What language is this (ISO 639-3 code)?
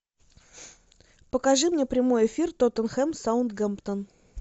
rus